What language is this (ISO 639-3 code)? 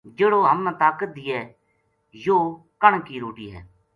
gju